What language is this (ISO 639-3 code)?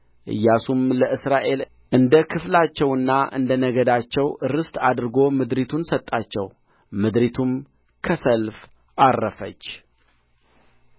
amh